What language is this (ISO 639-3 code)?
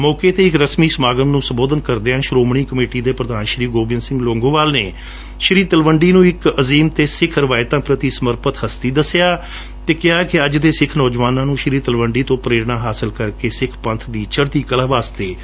pan